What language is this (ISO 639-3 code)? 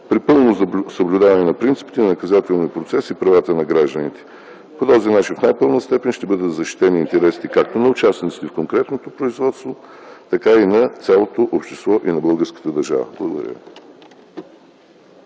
bul